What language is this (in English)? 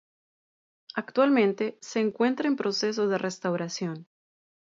Spanish